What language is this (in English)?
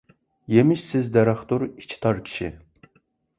Uyghur